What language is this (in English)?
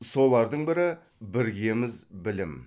Kazakh